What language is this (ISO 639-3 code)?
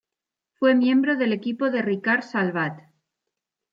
spa